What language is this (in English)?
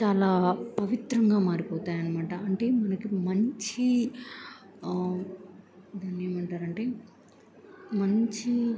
Telugu